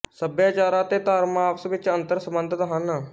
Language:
Punjabi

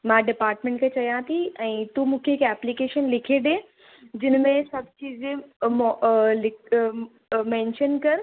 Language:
Sindhi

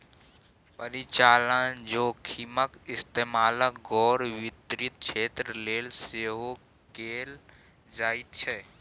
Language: Maithili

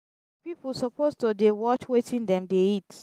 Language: Nigerian Pidgin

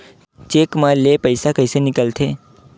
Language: Chhattisgarhi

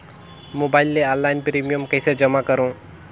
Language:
Chhattisgarhi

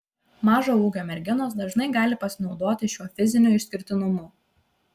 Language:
Lithuanian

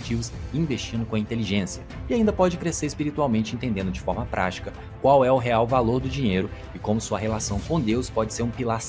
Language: Portuguese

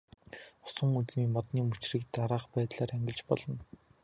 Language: Mongolian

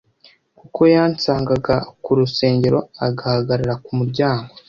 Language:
Kinyarwanda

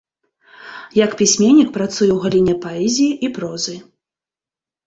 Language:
Belarusian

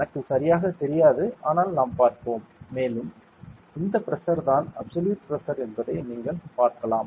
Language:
Tamil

